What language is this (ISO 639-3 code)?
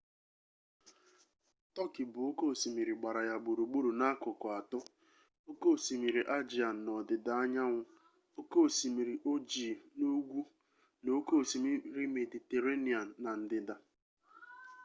ibo